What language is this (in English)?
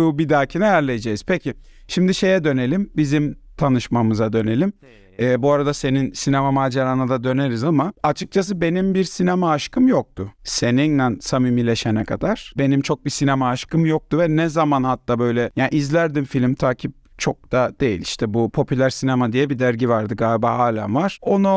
Turkish